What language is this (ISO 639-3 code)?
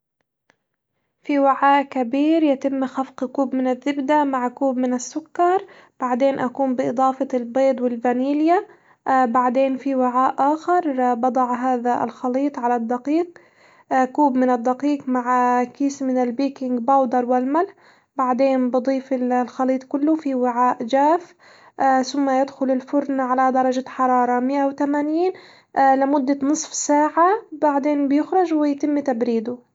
acw